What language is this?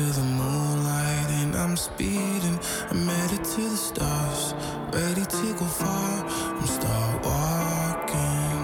Dutch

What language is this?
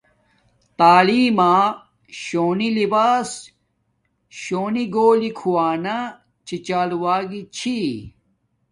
Domaaki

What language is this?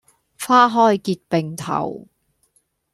Cantonese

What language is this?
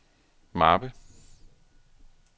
Danish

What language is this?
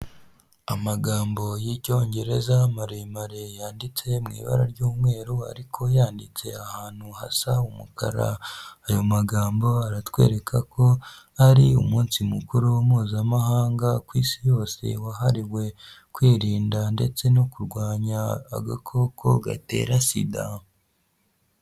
Kinyarwanda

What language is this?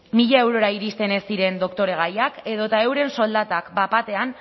Basque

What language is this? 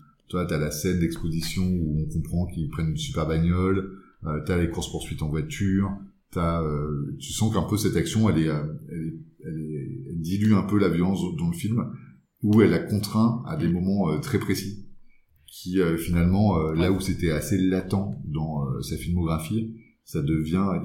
French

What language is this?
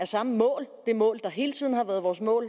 Danish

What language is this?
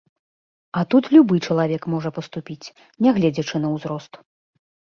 Belarusian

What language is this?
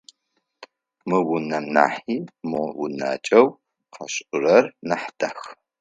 Adyghe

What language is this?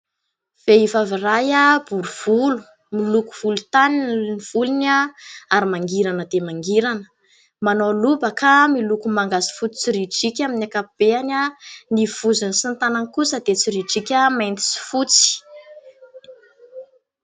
Malagasy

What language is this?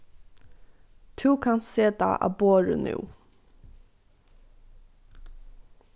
Faroese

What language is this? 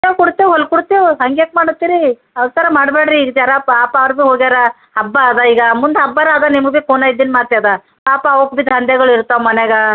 Kannada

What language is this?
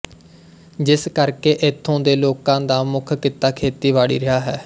Punjabi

